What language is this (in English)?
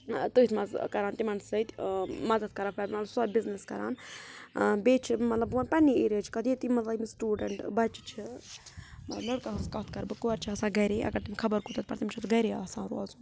Kashmiri